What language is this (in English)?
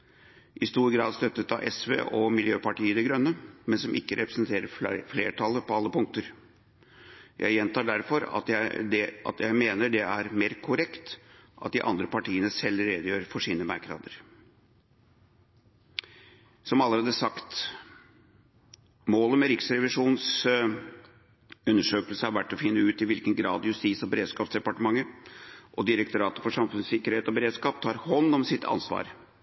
Norwegian Bokmål